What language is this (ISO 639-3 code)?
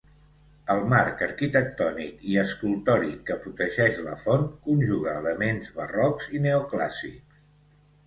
cat